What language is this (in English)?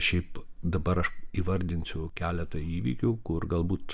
Lithuanian